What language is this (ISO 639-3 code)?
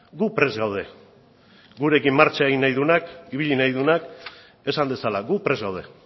eus